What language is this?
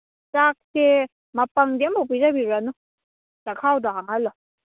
Manipuri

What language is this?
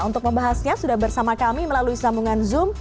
Indonesian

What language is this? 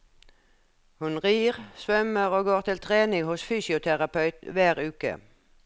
Norwegian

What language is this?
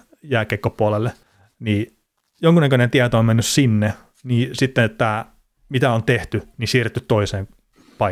Finnish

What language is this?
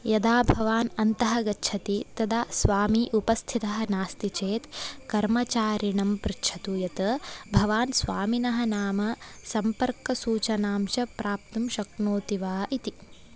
Sanskrit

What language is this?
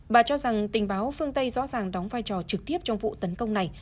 Vietnamese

